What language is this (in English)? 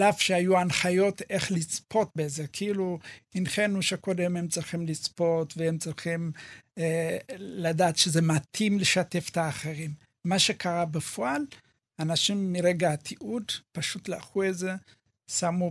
Hebrew